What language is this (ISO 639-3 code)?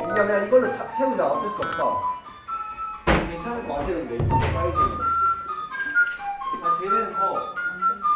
kor